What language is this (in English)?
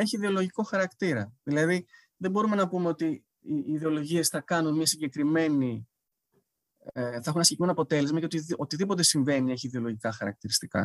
Greek